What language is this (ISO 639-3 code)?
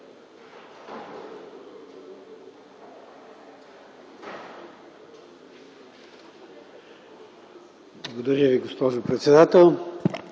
bul